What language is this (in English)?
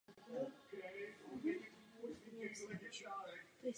Czech